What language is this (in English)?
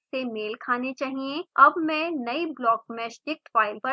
Hindi